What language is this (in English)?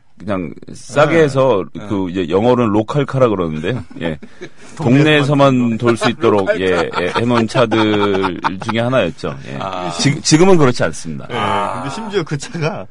Korean